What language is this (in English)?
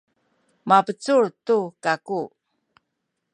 Sakizaya